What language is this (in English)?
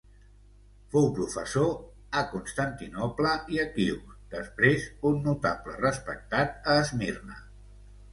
Catalan